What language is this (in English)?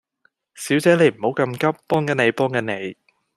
Cantonese